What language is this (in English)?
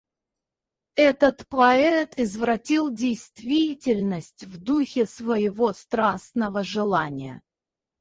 Russian